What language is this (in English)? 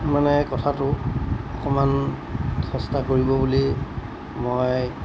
Assamese